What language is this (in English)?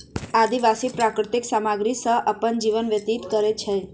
Maithili